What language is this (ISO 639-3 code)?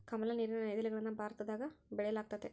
kan